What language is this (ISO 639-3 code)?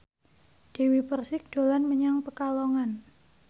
jav